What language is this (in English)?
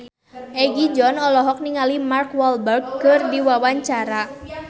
Sundanese